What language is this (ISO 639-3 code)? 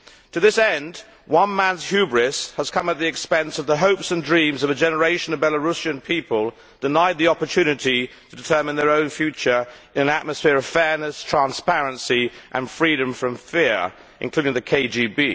eng